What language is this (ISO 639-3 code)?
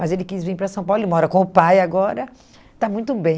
por